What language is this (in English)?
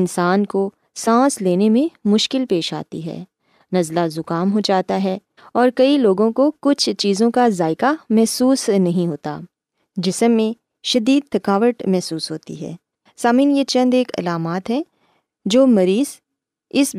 Urdu